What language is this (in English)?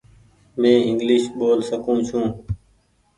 Goaria